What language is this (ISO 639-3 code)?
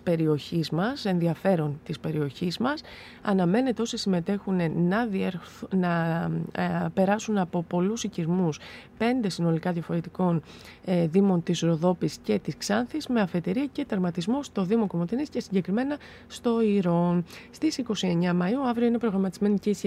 ell